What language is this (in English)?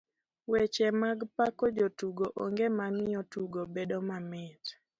Luo (Kenya and Tanzania)